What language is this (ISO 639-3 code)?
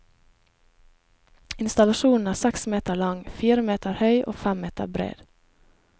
nor